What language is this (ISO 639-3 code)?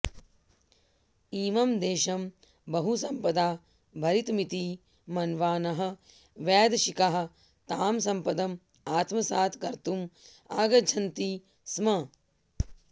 san